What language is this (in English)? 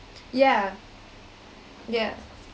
English